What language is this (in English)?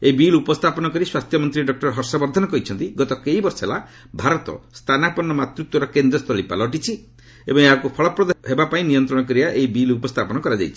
Odia